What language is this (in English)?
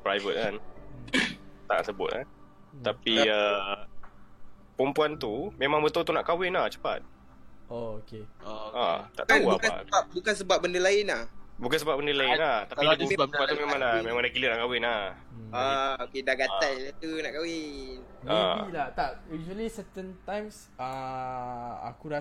Malay